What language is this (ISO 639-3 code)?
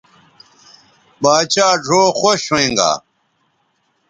btv